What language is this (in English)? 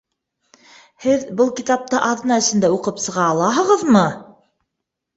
Bashkir